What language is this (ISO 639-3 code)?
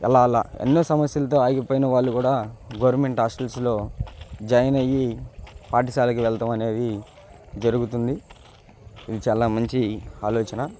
tel